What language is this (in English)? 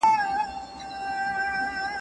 Pashto